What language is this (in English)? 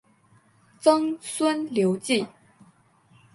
Chinese